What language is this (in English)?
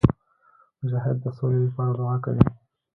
Pashto